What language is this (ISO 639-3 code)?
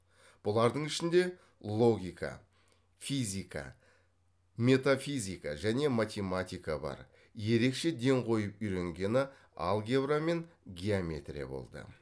kaz